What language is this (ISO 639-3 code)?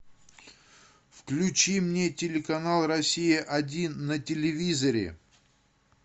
rus